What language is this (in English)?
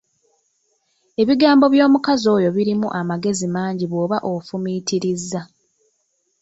Ganda